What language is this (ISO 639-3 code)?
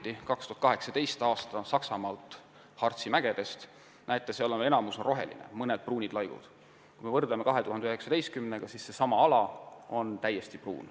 est